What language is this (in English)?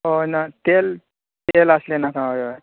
Konkani